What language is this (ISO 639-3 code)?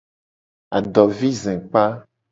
gej